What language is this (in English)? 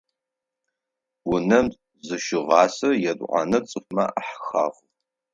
Adyghe